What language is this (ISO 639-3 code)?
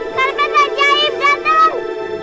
ind